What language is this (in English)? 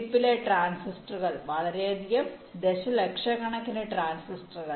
Malayalam